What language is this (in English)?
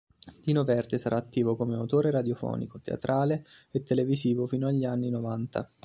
Italian